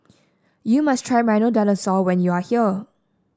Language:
English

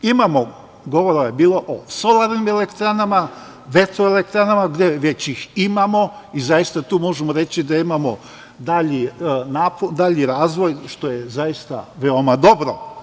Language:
Serbian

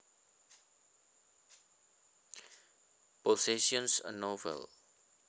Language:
Javanese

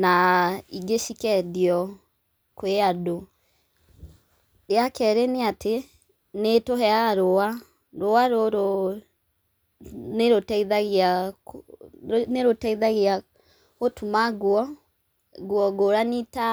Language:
Kikuyu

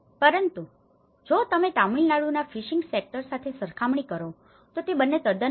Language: Gujarati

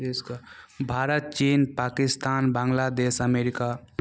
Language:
Maithili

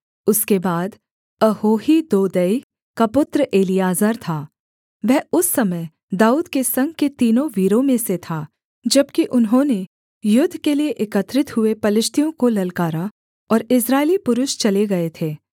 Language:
Hindi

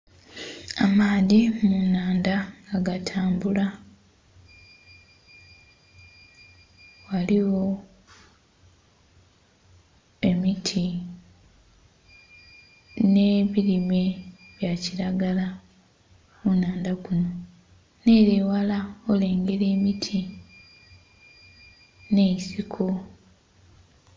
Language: Soga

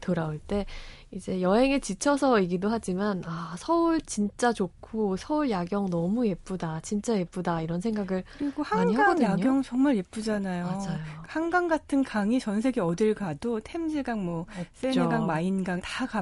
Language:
Korean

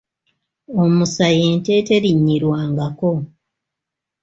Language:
Ganda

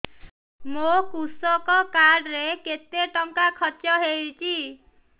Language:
Odia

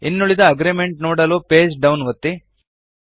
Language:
Kannada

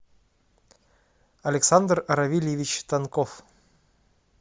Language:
Russian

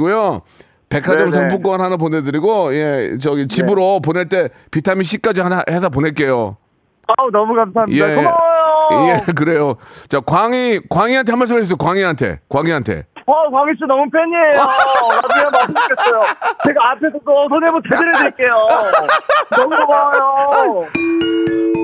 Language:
Korean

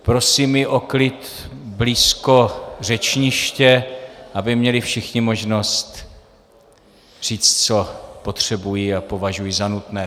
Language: Czech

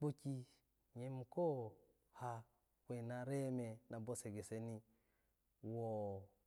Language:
Alago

